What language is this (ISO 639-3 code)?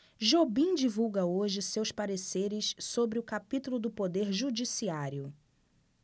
por